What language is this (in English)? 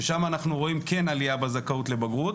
Hebrew